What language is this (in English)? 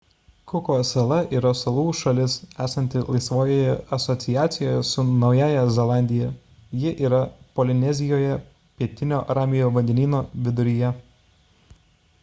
Lithuanian